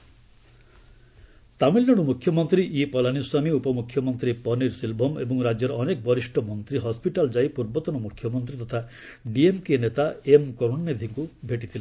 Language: Odia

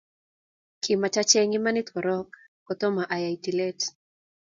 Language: Kalenjin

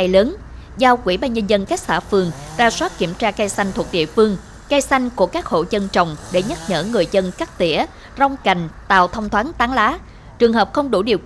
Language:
Vietnamese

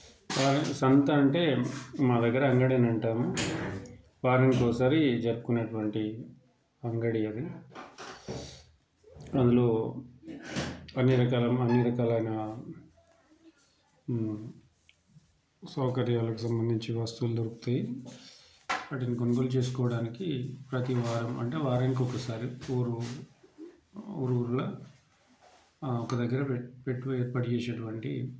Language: Telugu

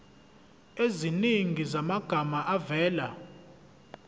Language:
Zulu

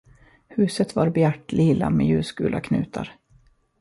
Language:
Swedish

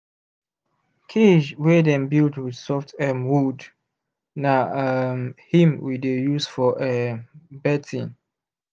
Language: Nigerian Pidgin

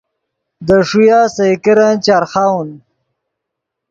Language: Yidgha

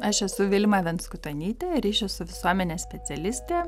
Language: Lithuanian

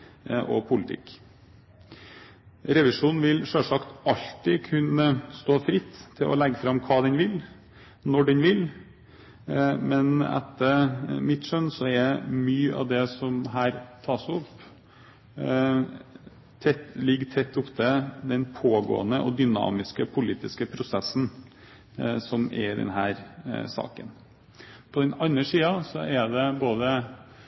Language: Norwegian Bokmål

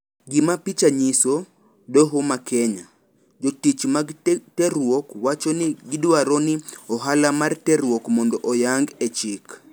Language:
Luo (Kenya and Tanzania)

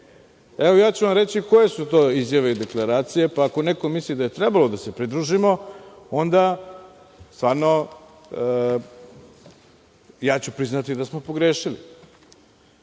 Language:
Serbian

